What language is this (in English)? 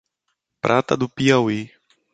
Portuguese